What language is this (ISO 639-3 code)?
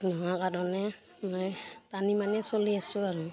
asm